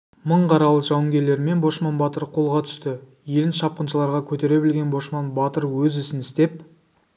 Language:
Kazakh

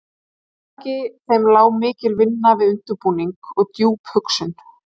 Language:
Icelandic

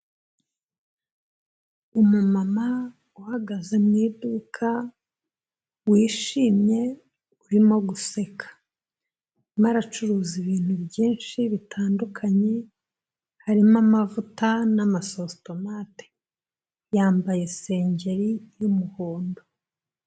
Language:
Kinyarwanda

